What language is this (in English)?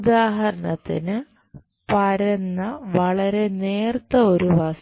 Malayalam